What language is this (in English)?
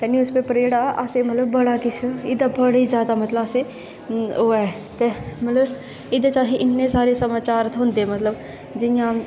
Dogri